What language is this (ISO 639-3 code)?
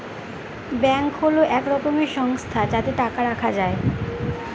ben